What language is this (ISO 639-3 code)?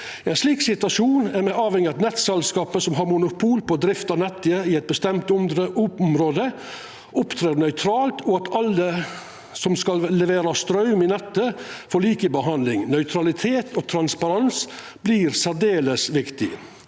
nor